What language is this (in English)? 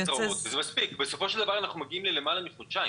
Hebrew